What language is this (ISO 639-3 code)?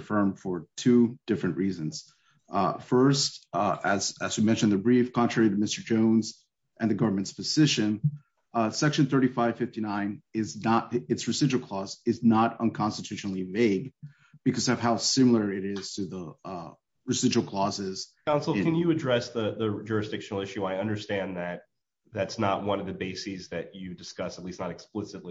eng